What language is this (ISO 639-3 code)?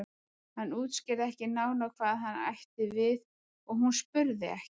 isl